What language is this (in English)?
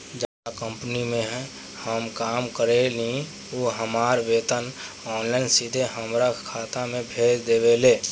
Bhojpuri